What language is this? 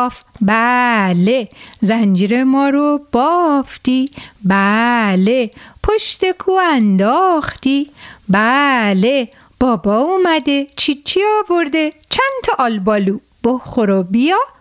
Persian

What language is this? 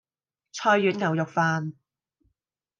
Cantonese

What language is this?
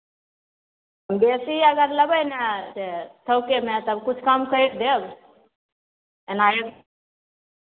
Maithili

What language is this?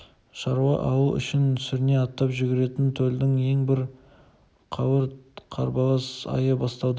Kazakh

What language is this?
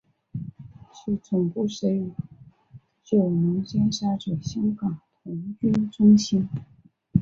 Chinese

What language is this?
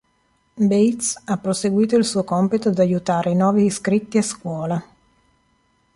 Italian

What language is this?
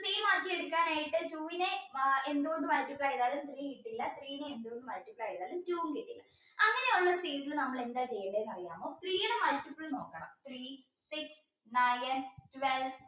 Malayalam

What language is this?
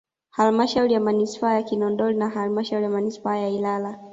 Swahili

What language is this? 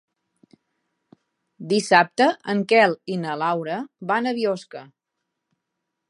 Catalan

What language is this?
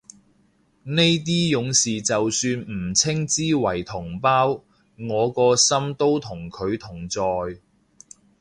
Cantonese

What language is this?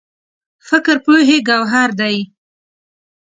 Pashto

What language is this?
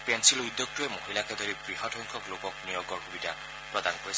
Assamese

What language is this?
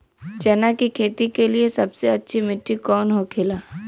Bhojpuri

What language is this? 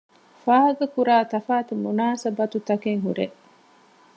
Divehi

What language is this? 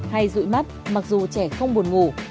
Vietnamese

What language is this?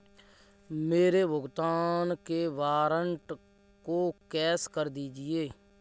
Hindi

